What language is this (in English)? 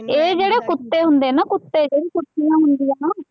Punjabi